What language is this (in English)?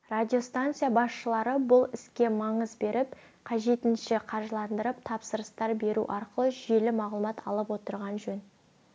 Kazakh